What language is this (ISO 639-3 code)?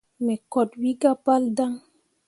mua